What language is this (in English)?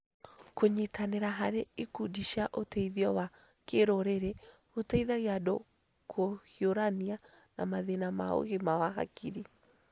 Kikuyu